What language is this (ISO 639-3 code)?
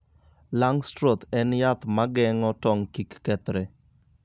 luo